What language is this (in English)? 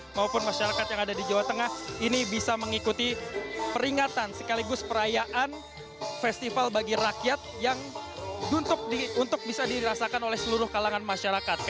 Indonesian